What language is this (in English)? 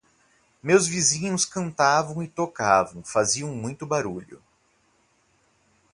Portuguese